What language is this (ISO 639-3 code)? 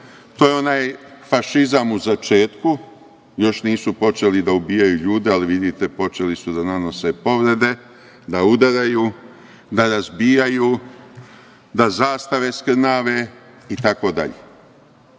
srp